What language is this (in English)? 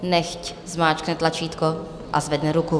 Czech